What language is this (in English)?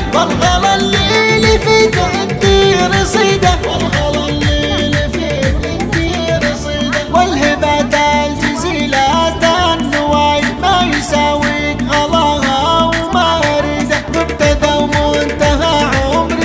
Arabic